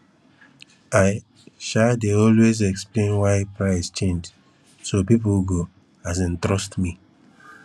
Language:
Nigerian Pidgin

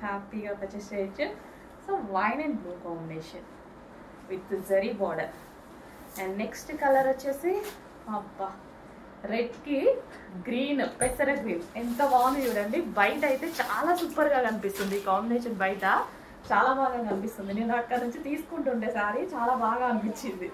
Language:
Telugu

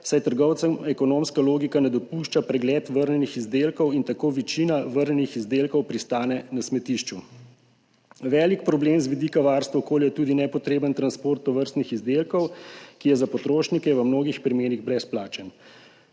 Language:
Slovenian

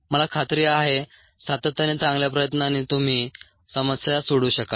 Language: Marathi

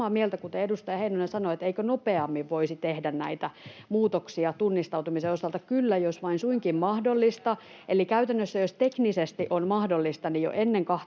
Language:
Finnish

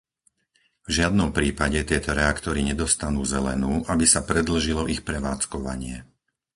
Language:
Slovak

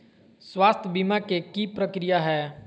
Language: Magahi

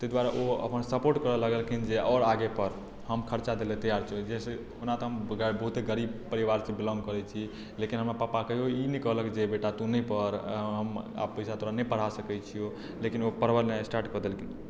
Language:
Maithili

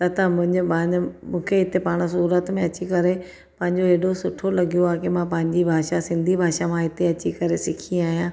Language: Sindhi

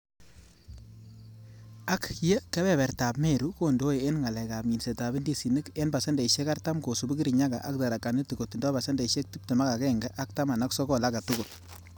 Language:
Kalenjin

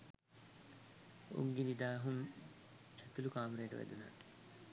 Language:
Sinhala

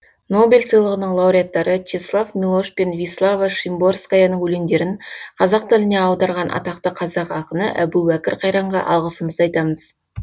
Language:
Kazakh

